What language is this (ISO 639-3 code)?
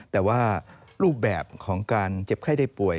tha